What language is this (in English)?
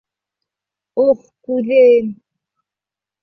Bashkir